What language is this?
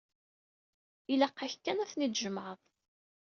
Kabyle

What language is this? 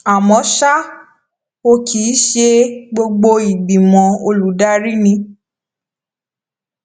Yoruba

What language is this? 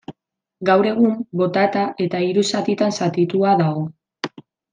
Basque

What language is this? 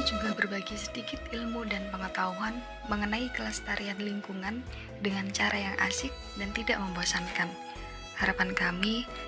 Indonesian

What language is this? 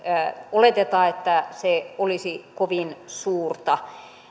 Finnish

